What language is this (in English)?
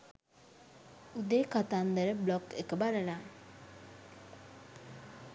Sinhala